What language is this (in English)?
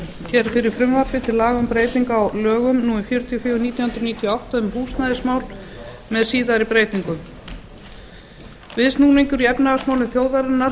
Icelandic